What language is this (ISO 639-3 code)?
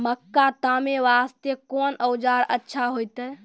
mai